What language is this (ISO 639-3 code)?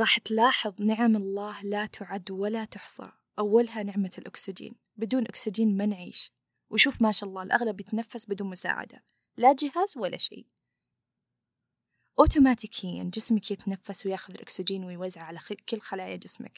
ara